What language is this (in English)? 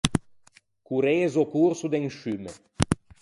Ligurian